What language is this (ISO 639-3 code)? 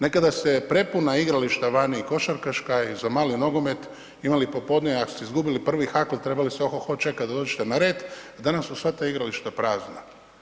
hrv